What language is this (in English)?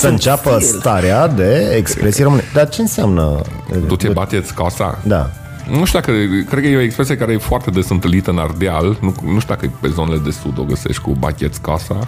Romanian